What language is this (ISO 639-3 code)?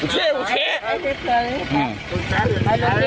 tha